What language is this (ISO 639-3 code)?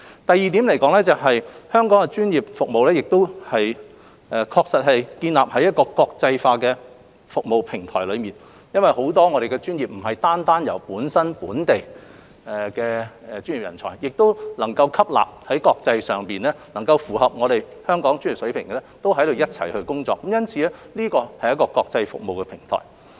yue